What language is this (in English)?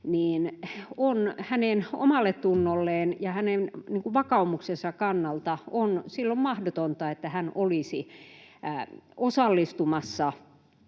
Finnish